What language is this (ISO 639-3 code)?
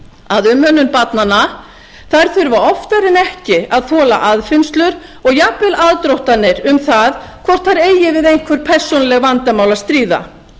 isl